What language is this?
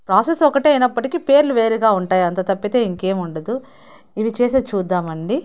Telugu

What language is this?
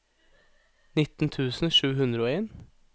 Norwegian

